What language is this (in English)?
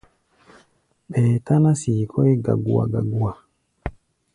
Gbaya